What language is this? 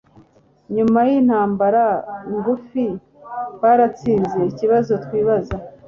Kinyarwanda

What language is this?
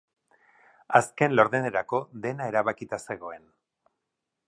Basque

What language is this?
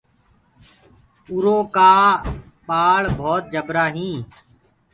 Gurgula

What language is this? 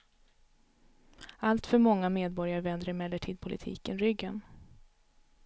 Swedish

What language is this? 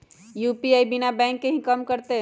Magahi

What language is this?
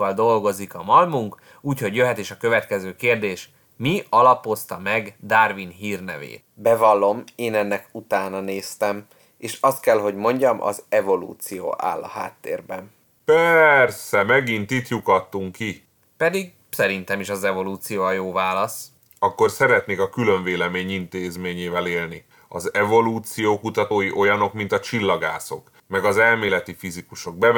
Hungarian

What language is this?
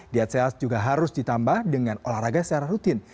Indonesian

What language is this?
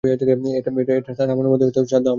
Bangla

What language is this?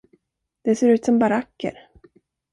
Swedish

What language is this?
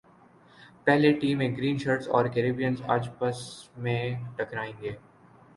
Urdu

